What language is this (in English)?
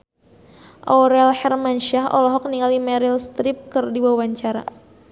Sundanese